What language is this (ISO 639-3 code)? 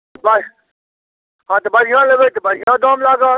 mai